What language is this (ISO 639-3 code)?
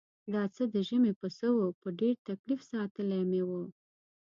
pus